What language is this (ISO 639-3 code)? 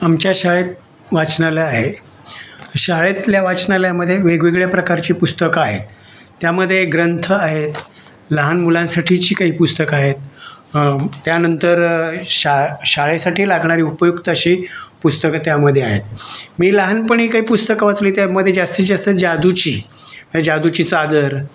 mar